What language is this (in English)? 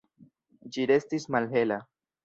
Esperanto